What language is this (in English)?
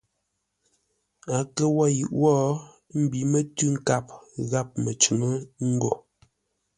Ngombale